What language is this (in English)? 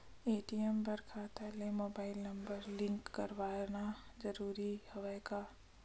Chhattisgarhi